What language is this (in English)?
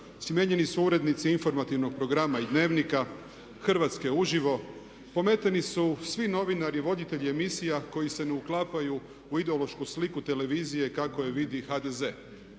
Croatian